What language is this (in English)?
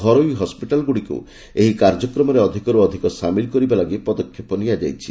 Odia